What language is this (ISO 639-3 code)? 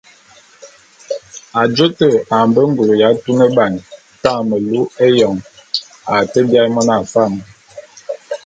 bum